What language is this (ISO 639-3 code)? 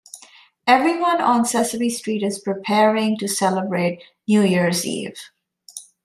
eng